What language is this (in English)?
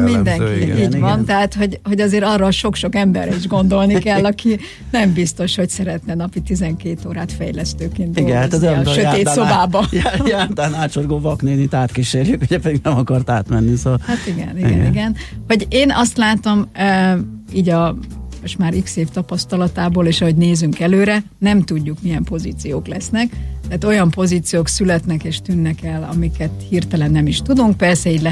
Hungarian